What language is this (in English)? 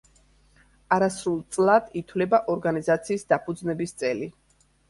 Georgian